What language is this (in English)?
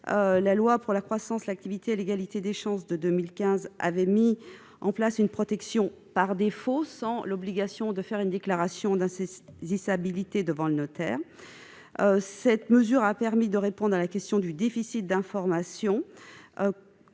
French